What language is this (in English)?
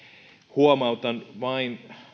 Finnish